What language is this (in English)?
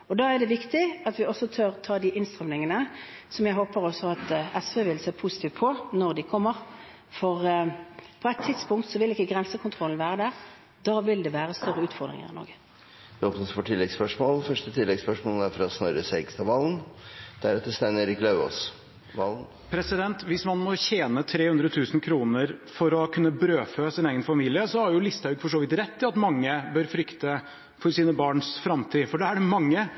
Norwegian